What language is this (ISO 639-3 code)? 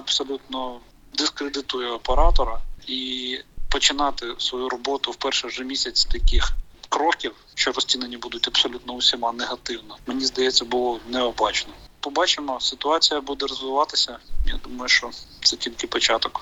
ukr